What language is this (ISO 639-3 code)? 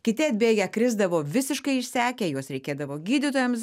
lit